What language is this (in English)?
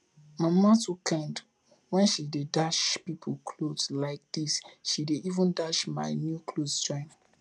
Nigerian Pidgin